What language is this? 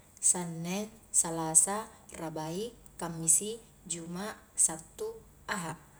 Highland Konjo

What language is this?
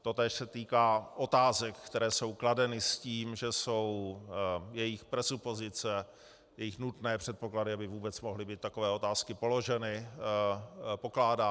Czech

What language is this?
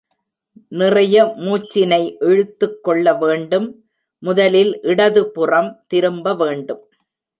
Tamil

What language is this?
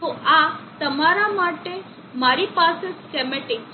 Gujarati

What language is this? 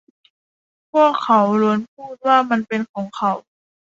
Thai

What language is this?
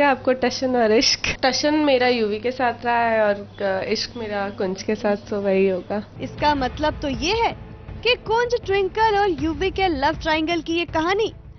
Hindi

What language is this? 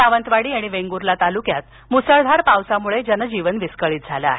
Marathi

